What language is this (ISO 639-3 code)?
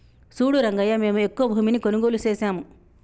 tel